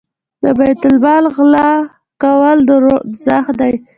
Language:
Pashto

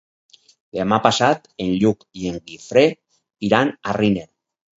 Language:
Catalan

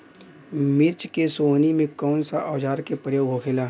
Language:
Bhojpuri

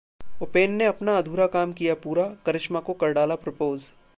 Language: Hindi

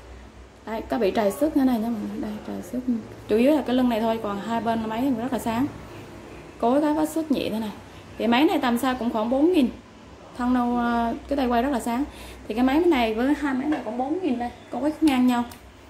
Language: Vietnamese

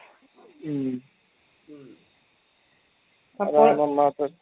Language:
Malayalam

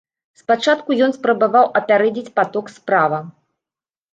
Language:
Belarusian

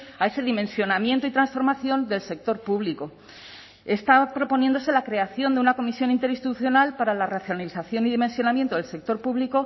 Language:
Spanish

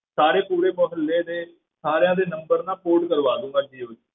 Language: Punjabi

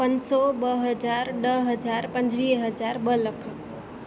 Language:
Sindhi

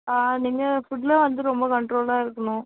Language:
Tamil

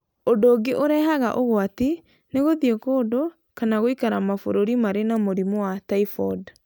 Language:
Kikuyu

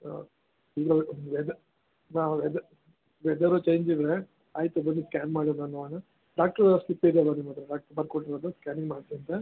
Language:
Kannada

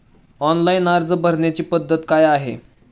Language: Marathi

